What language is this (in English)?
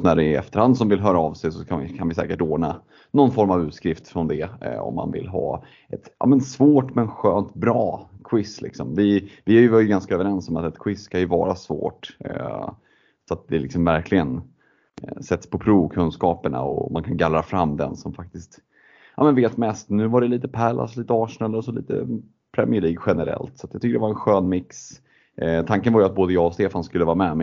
Swedish